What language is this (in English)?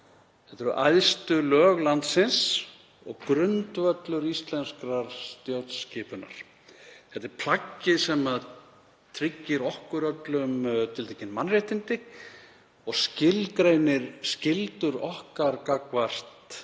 Icelandic